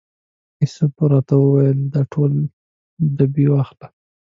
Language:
Pashto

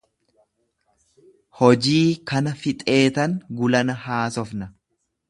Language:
Oromo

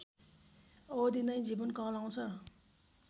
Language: Nepali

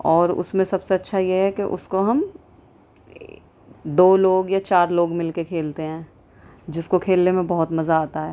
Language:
Urdu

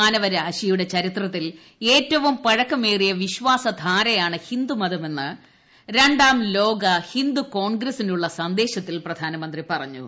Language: Malayalam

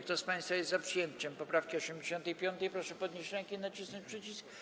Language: Polish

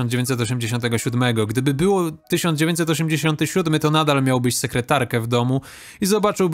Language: Polish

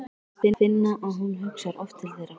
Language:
Icelandic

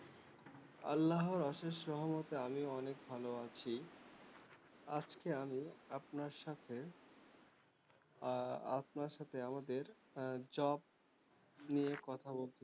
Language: Bangla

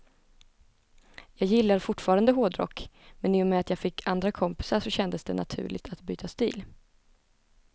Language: Swedish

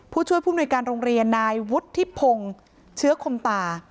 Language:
Thai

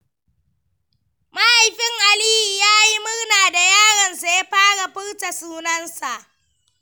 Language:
Hausa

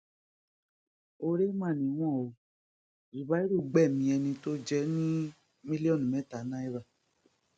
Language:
Yoruba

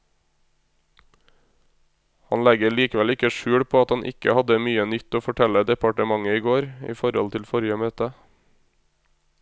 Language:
Norwegian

